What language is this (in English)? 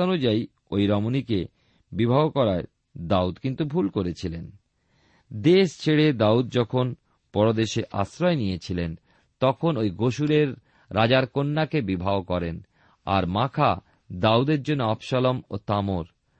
Bangla